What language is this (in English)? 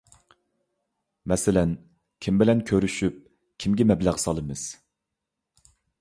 Uyghur